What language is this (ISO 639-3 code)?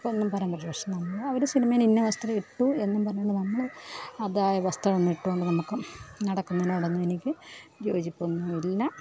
mal